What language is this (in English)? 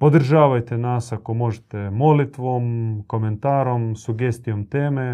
Croatian